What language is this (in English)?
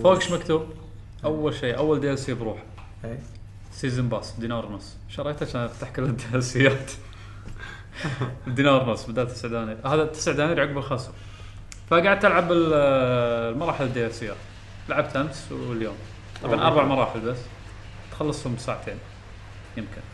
Arabic